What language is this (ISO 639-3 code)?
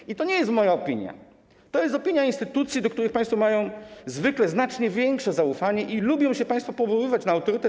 pol